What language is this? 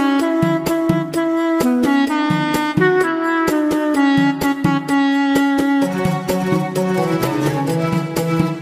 Arabic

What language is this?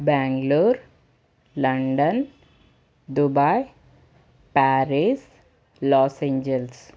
Telugu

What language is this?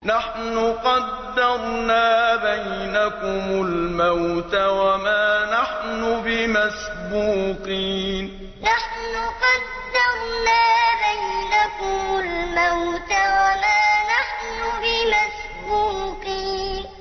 Arabic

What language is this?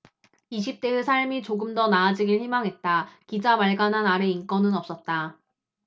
Korean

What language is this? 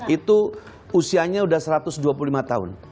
Indonesian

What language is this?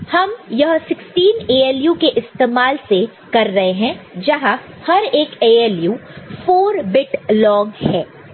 Hindi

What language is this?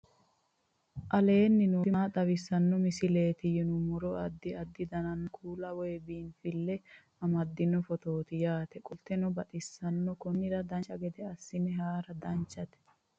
Sidamo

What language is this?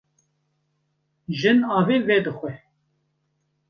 Kurdish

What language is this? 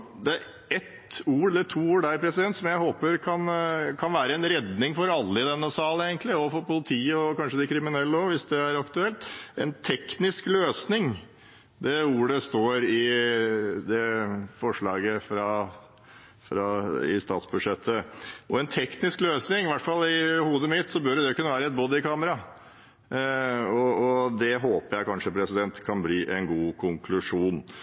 Norwegian Bokmål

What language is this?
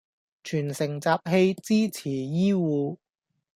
Cantonese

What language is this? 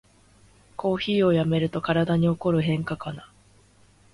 Japanese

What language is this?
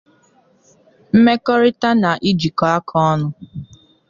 Igbo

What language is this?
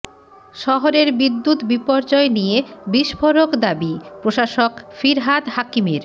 Bangla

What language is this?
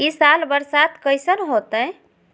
Magahi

